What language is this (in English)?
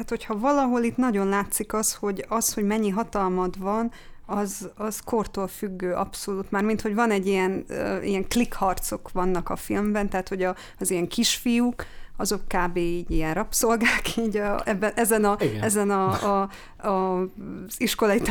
Hungarian